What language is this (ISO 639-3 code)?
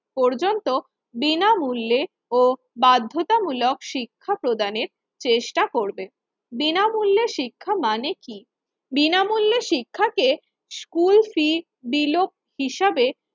ben